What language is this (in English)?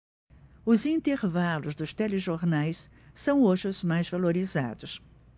Portuguese